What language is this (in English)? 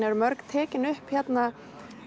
Icelandic